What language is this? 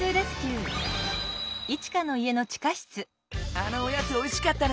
Japanese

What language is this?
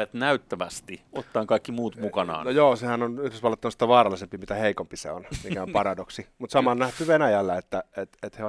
Finnish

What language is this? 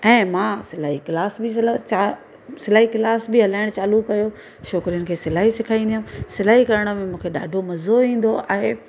Sindhi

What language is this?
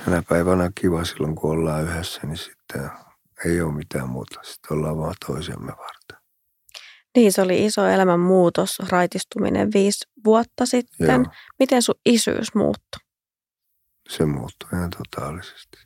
Finnish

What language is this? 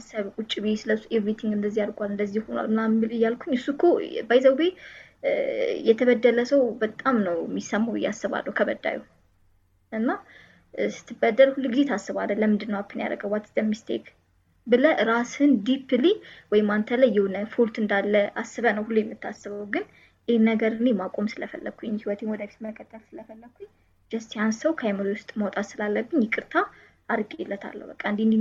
Amharic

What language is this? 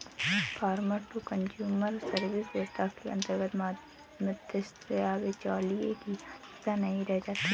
Hindi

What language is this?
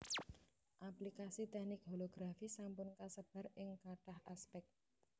Javanese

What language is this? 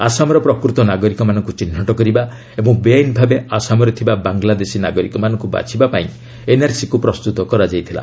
Odia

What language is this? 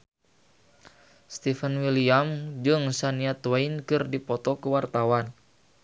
Sundanese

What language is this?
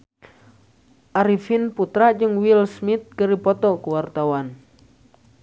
Sundanese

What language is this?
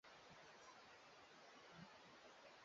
Swahili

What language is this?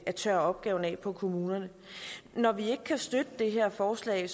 Danish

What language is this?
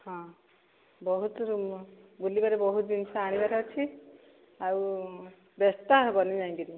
Odia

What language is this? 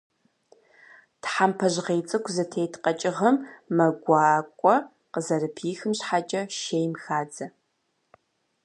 Kabardian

